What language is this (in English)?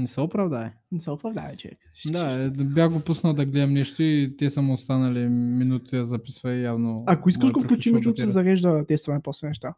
Bulgarian